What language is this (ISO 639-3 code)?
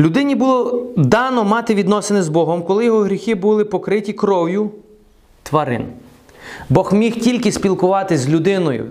ukr